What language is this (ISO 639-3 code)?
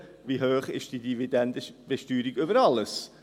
gsw